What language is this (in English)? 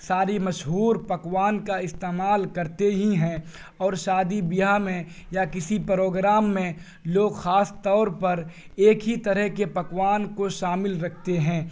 Urdu